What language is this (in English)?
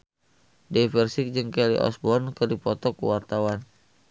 Sundanese